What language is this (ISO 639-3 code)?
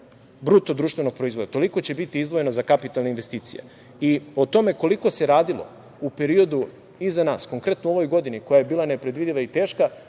srp